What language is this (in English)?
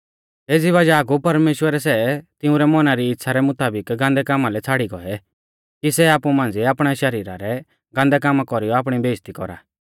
Mahasu Pahari